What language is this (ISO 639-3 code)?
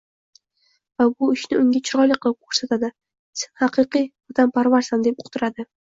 uzb